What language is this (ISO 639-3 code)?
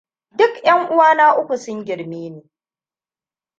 hau